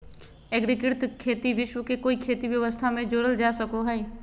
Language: Magahi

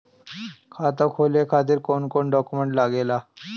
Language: Bhojpuri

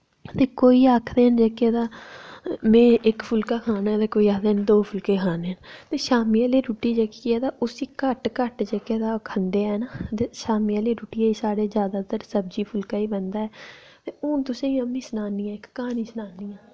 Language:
Dogri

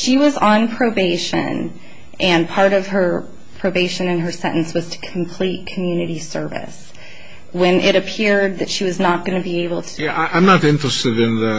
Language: English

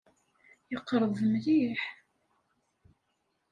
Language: Kabyle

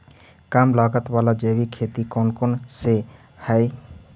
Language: Magahi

